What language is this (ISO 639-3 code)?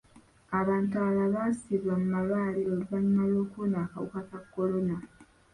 lug